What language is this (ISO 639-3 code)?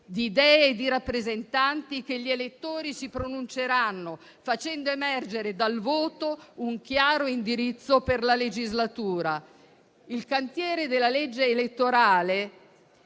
ita